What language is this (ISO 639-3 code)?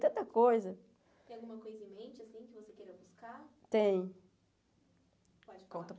por